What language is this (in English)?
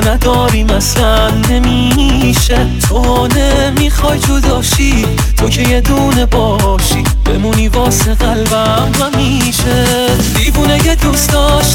Persian